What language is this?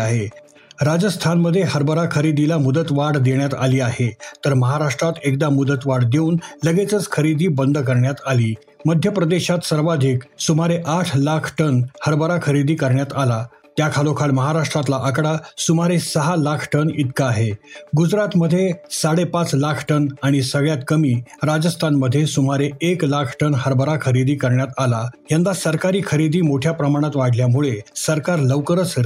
Marathi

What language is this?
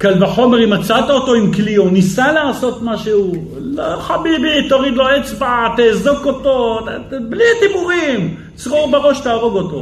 Hebrew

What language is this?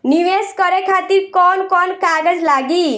Bhojpuri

